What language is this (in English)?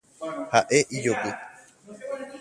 Guarani